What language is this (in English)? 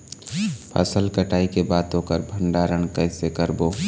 Chhattisgarhi